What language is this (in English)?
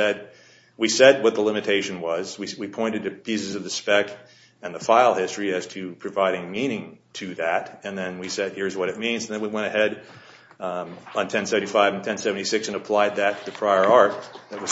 English